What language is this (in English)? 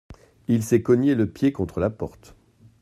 French